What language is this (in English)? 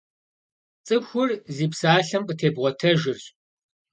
Kabardian